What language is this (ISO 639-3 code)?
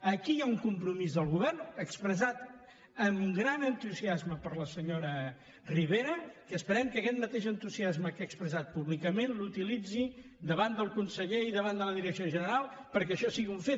cat